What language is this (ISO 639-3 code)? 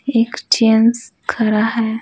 hin